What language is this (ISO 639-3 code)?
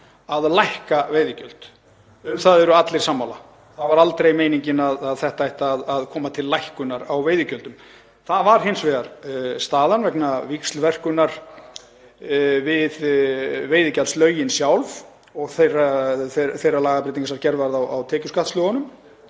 isl